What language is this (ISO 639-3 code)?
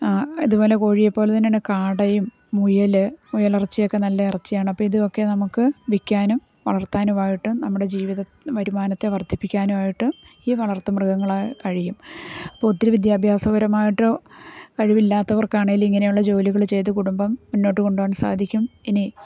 mal